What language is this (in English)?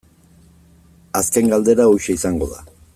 Basque